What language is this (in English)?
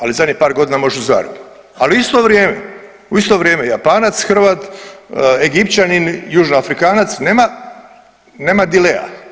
Croatian